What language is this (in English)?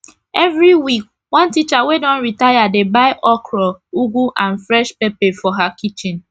Nigerian Pidgin